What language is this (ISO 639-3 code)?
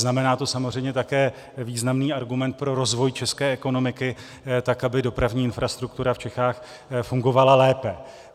ces